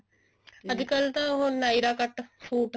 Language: Punjabi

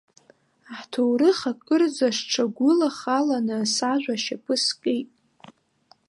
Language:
Abkhazian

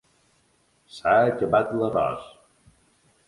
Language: Catalan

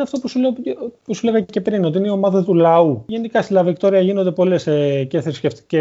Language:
Greek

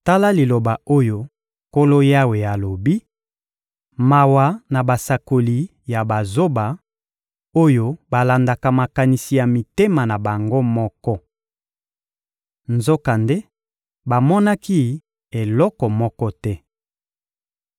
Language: Lingala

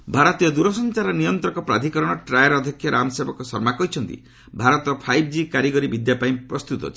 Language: Odia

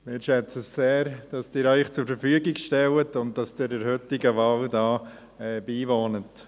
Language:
Swiss German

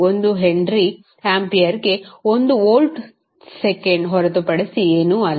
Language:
Kannada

